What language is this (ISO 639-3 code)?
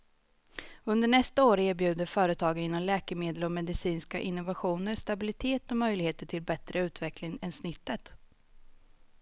swe